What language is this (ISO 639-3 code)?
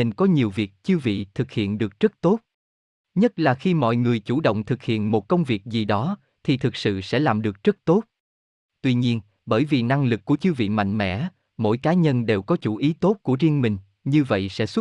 vie